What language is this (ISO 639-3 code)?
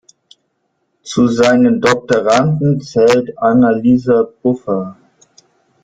deu